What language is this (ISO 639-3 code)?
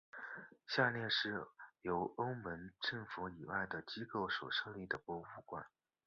zho